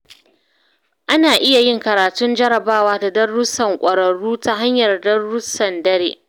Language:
Hausa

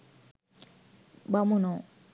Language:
Sinhala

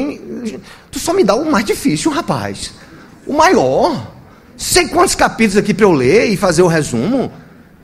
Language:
Portuguese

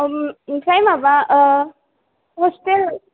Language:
Bodo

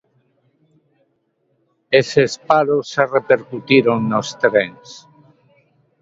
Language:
Galician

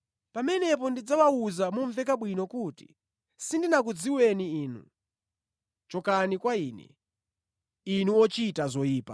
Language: Nyanja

